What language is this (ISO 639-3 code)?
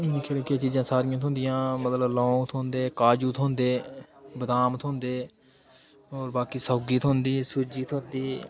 doi